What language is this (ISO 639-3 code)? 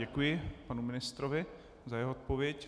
ces